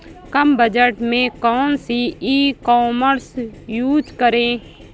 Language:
Hindi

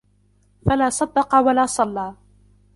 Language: Arabic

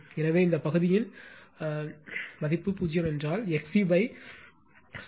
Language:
Tamil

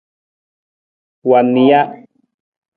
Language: Nawdm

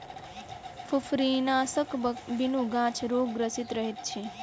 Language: Maithili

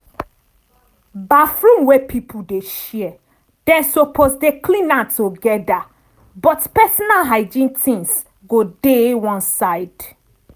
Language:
Nigerian Pidgin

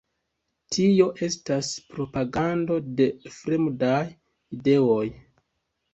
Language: Esperanto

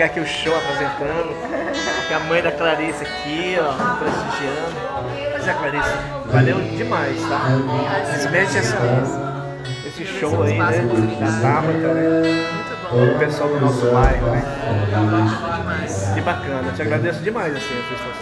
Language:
Portuguese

